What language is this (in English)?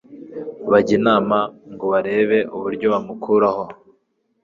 Kinyarwanda